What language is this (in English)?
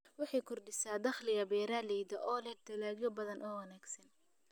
Somali